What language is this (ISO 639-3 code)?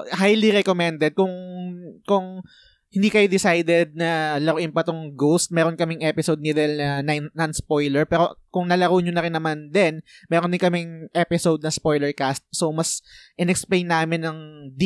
fil